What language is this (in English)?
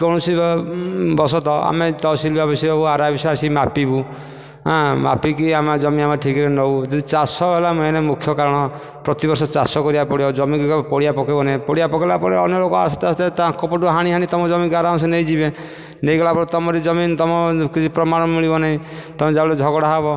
Odia